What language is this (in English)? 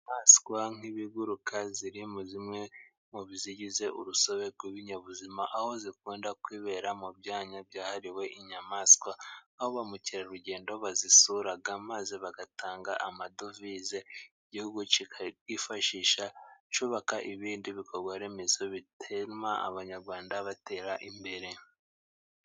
Kinyarwanda